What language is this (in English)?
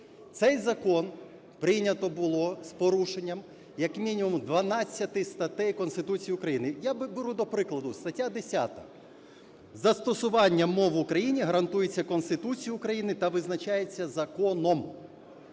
Ukrainian